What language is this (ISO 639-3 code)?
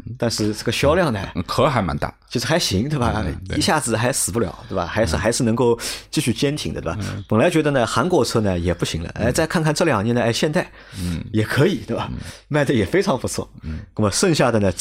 zho